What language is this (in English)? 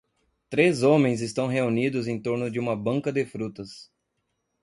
Portuguese